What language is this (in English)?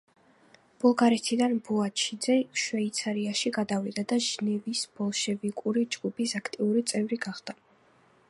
Georgian